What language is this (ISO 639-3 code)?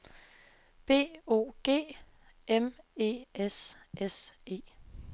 dan